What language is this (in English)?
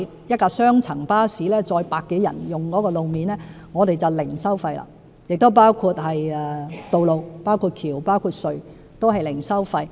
Cantonese